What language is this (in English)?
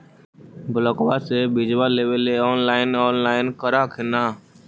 Magahi